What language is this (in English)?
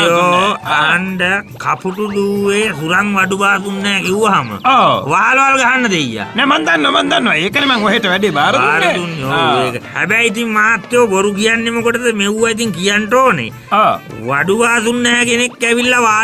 Indonesian